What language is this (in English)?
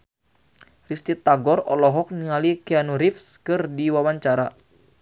Sundanese